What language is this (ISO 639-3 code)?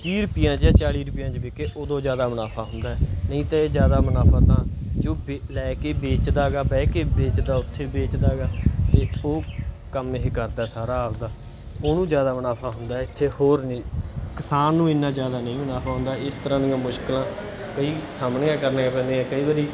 pan